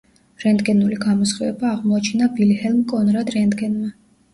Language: Georgian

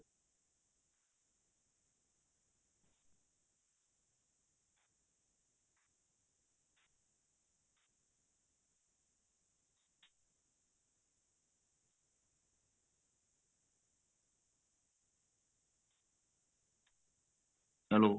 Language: Punjabi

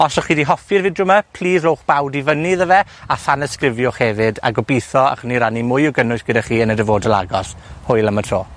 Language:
Welsh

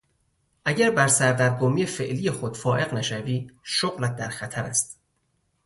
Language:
Persian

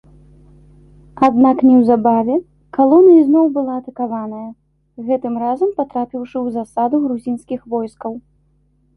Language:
Belarusian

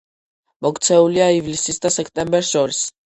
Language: Georgian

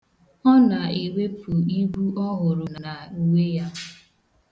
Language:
Igbo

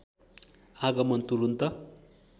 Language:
Nepali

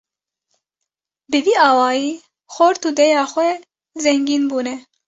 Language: Kurdish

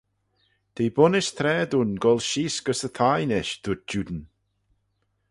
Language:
Manx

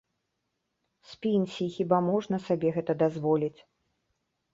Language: Belarusian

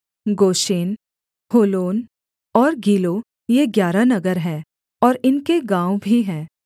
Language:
Hindi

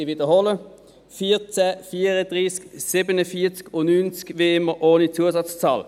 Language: Swiss German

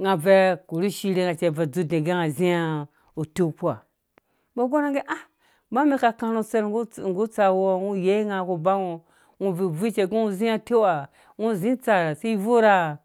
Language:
Dũya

